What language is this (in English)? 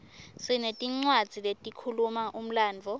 Swati